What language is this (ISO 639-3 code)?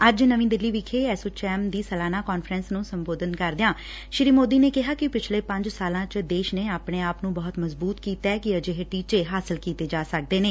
pan